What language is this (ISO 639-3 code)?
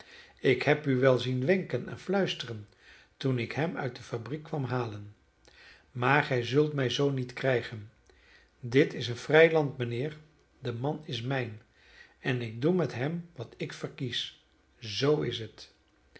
nld